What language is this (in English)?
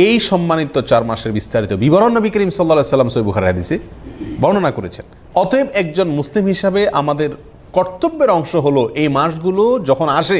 Arabic